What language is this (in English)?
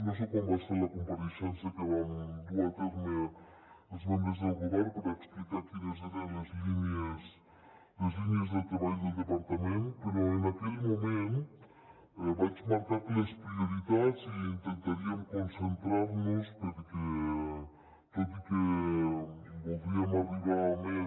Catalan